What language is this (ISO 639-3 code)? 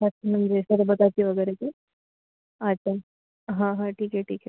mar